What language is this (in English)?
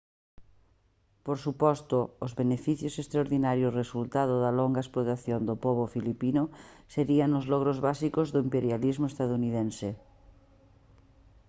Galician